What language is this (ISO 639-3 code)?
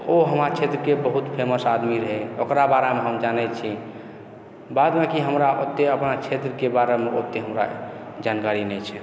mai